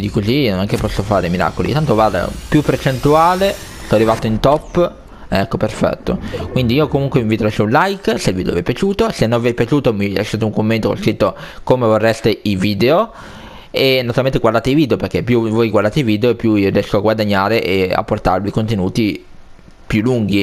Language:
Italian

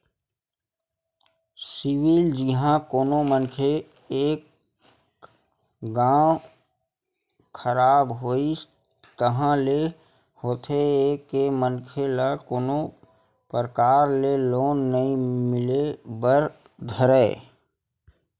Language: Chhattisgarhi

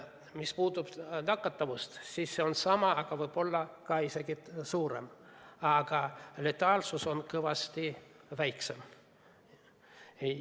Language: Estonian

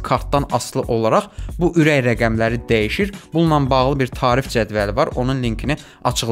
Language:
Turkish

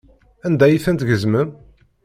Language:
Kabyle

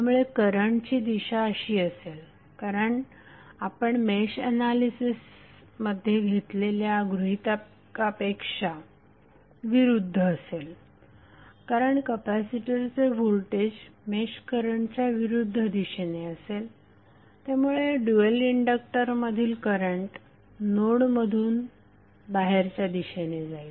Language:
Marathi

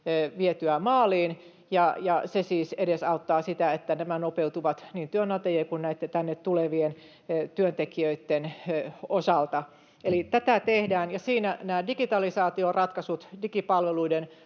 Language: Finnish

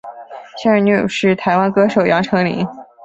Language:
Chinese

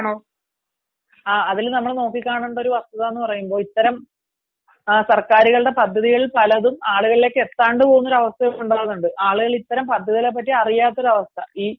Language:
Malayalam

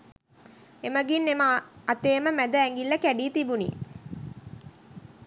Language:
Sinhala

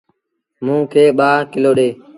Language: Sindhi Bhil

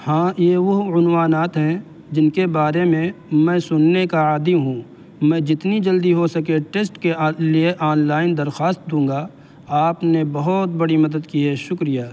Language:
Urdu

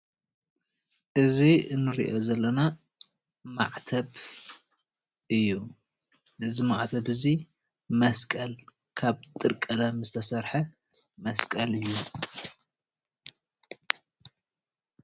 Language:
Tigrinya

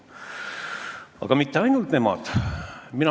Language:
Estonian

